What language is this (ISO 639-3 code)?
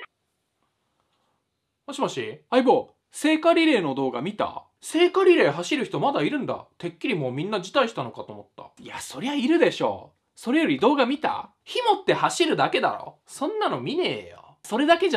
jpn